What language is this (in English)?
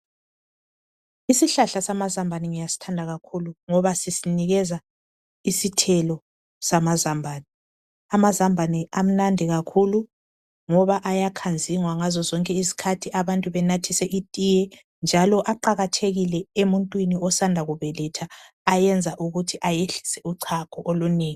North Ndebele